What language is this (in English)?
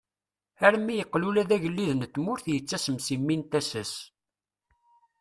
Kabyle